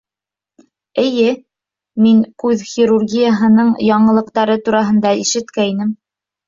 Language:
Bashkir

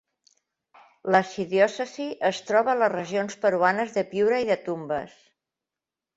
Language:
Catalan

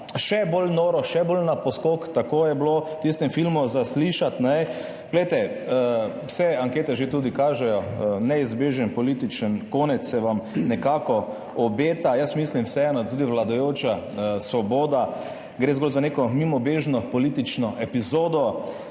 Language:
Slovenian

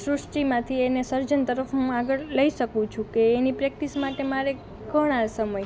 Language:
Gujarati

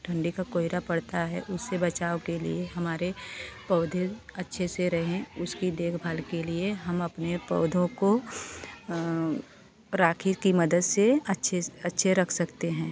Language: Hindi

